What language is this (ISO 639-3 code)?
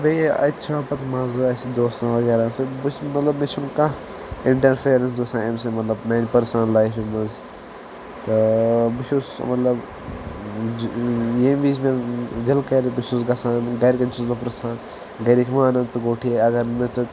kas